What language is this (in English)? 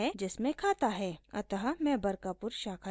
Hindi